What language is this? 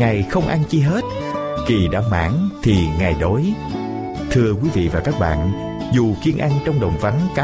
Vietnamese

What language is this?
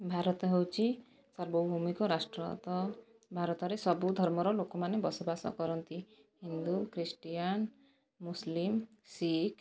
Odia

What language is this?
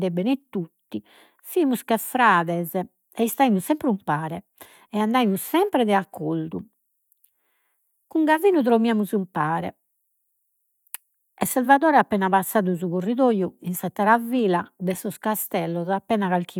Sardinian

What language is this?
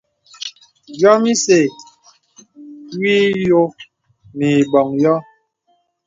Bebele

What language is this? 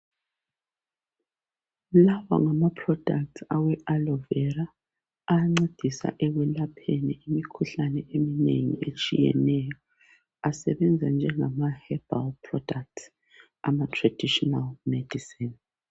North Ndebele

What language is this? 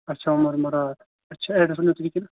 Kashmiri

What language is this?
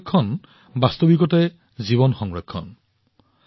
Assamese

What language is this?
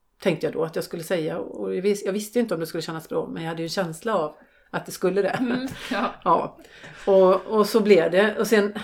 Swedish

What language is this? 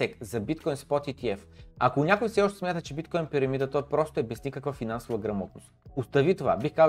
Bulgarian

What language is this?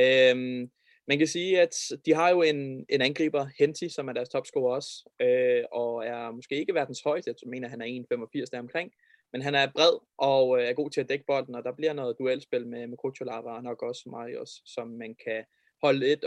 Danish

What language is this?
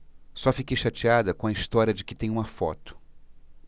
Portuguese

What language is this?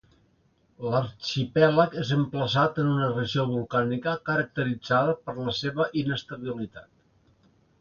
Catalan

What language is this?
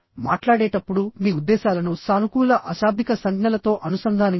Telugu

